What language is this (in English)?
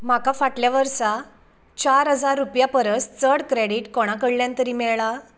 Konkani